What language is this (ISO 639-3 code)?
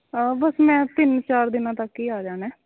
pan